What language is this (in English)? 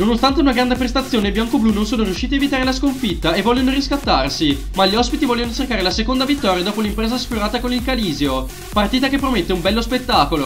Italian